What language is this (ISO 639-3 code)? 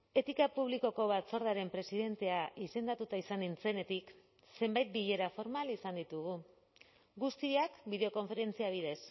eus